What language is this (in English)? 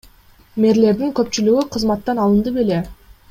Kyrgyz